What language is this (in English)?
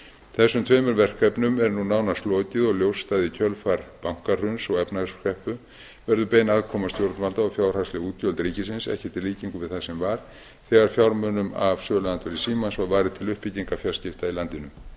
Icelandic